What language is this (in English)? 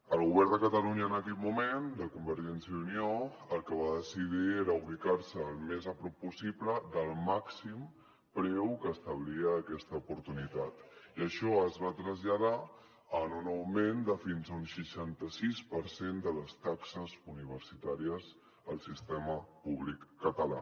Catalan